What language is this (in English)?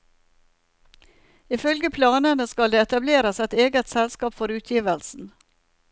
Norwegian